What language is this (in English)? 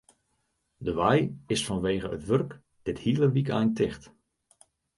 Western Frisian